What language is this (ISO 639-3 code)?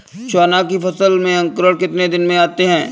hin